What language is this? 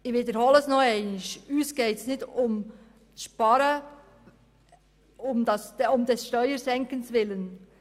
Swiss German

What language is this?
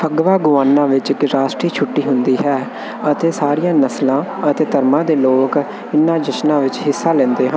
Punjabi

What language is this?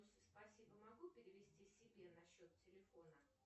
Russian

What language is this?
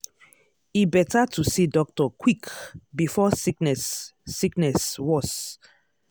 Nigerian Pidgin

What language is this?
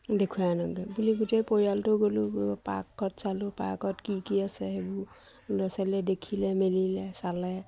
Assamese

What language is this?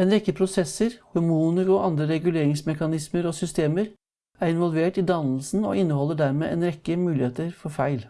Norwegian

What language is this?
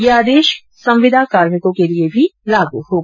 Hindi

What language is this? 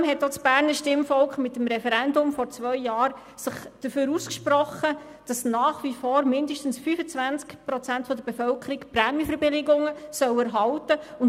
Swiss German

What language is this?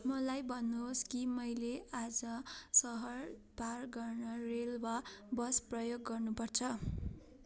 Nepali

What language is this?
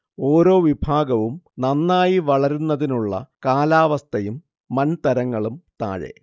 Malayalam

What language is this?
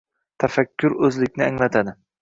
Uzbek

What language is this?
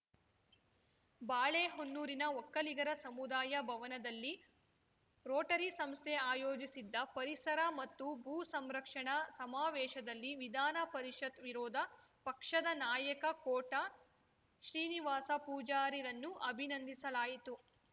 Kannada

